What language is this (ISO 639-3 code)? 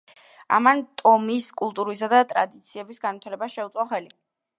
kat